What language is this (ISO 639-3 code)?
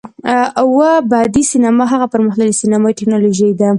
pus